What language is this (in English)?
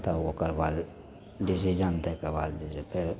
Maithili